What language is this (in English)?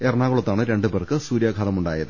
Malayalam